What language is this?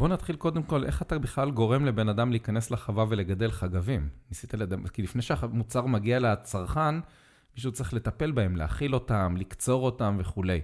Hebrew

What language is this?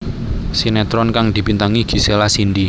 Javanese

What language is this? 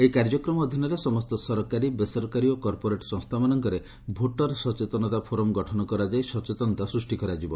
Odia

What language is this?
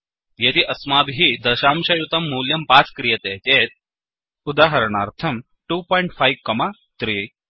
Sanskrit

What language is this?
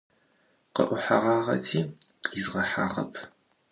Adyghe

